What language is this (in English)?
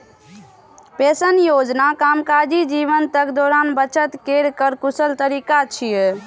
Maithili